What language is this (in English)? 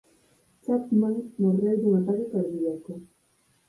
Galician